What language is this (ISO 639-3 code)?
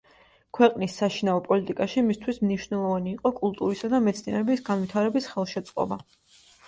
kat